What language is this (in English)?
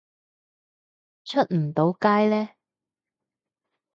Cantonese